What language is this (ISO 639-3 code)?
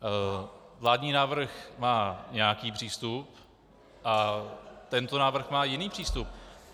ces